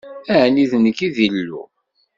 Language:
Kabyle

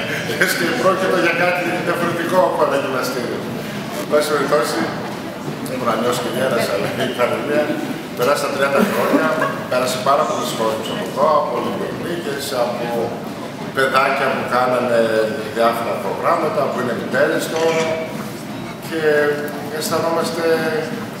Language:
Greek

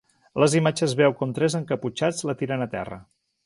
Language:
Catalan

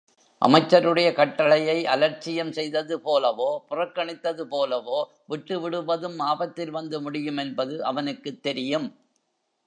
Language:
Tamil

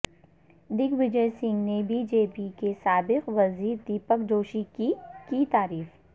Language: Urdu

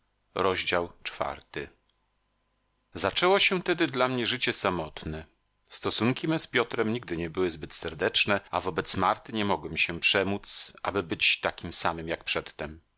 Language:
Polish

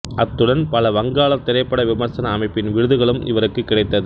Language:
Tamil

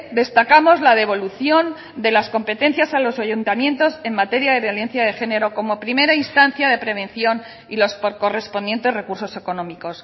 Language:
Spanish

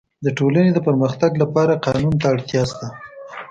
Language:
Pashto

